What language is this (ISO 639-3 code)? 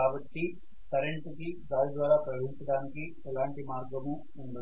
tel